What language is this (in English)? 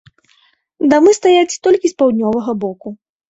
Belarusian